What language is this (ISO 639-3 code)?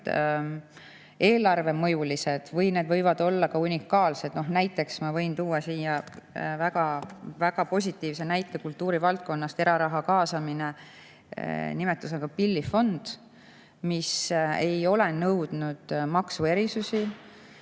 est